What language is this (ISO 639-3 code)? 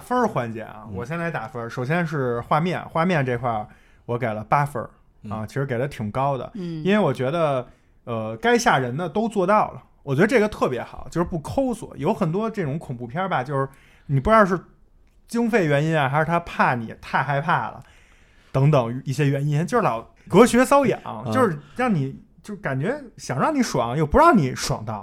zho